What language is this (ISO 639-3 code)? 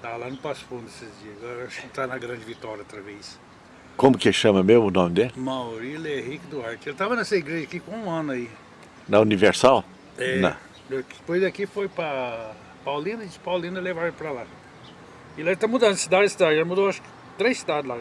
por